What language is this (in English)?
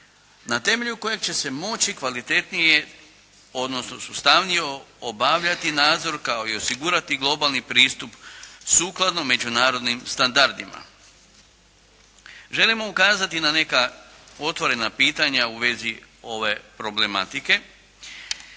Croatian